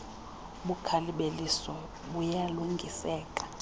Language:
Xhosa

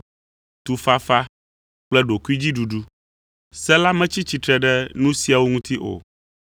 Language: Ewe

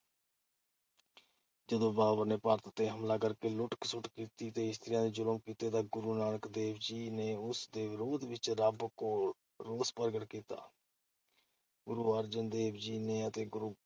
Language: Punjabi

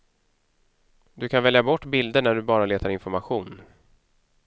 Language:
Swedish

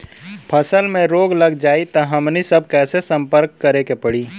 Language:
Bhojpuri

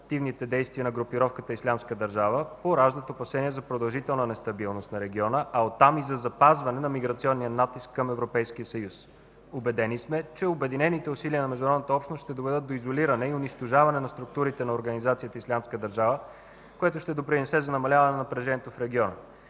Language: Bulgarian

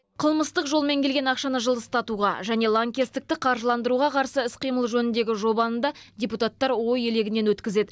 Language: Kazakh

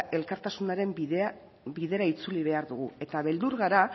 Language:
Basque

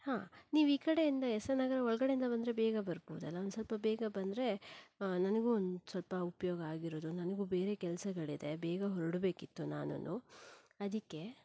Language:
Kannada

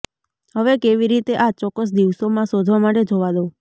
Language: Gujarati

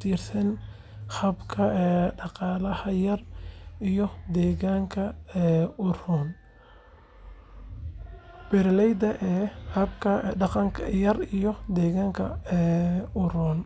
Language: Somali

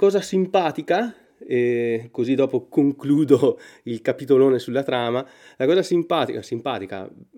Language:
Italian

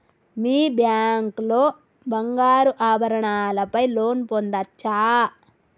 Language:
Telugu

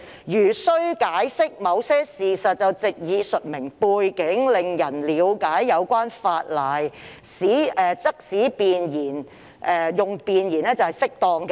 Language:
Cantonese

